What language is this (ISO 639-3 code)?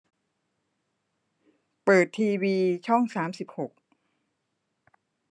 tha